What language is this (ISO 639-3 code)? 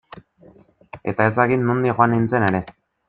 eus